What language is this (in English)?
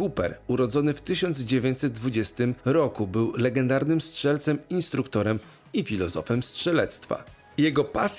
Polish